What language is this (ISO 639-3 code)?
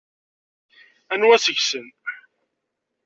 kab